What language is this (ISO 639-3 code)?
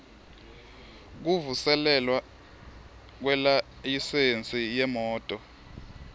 ssw